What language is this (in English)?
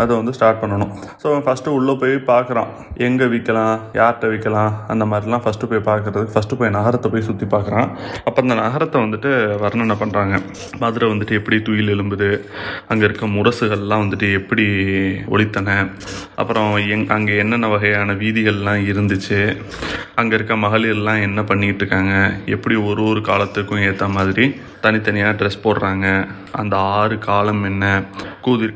Tamil